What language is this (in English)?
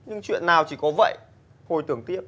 Vietnamese